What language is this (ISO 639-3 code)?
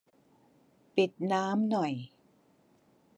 tha